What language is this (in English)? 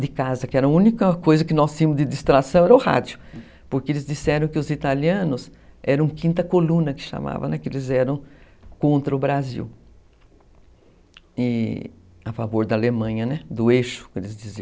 Portuguese